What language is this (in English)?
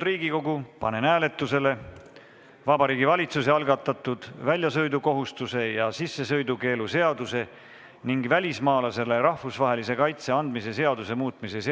Estonian